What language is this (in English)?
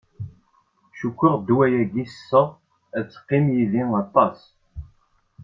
Kabyle